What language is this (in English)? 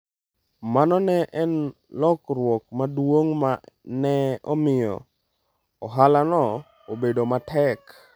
Luo (Kenya and Tanzania)